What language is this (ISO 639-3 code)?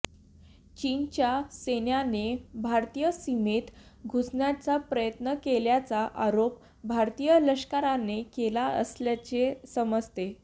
mar